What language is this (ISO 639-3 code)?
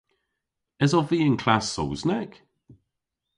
cor